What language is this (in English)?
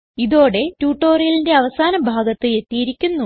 Malayalam